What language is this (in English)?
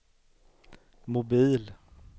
Swedish